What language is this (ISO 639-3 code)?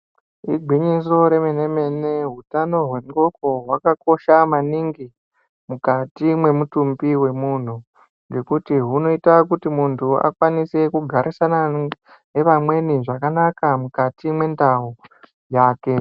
ndc